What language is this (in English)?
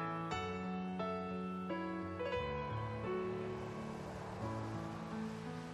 Thai